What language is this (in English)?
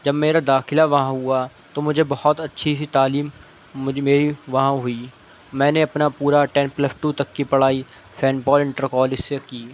Urdu